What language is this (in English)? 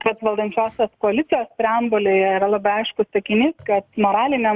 Lithuanian